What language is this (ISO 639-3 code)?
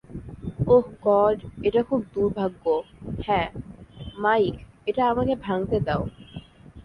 ben